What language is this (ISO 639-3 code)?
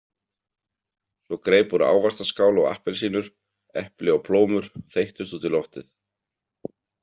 isl